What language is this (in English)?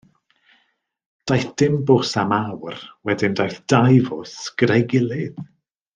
Welsh